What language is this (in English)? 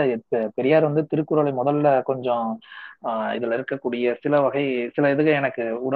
Tamil